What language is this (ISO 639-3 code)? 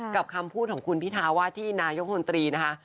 tha